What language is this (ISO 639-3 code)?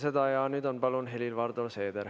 est